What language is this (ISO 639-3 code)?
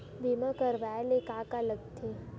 hne